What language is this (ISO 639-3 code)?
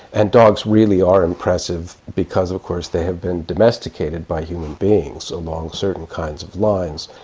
eng